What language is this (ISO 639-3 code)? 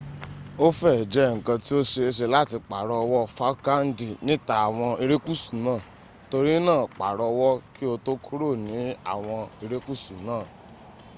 yor